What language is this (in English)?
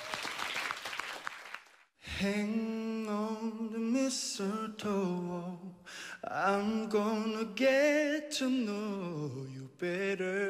Korean